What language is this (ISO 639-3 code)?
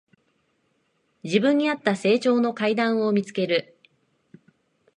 jpn